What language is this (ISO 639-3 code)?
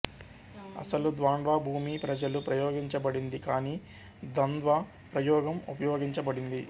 tel